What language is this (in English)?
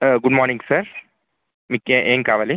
Telugu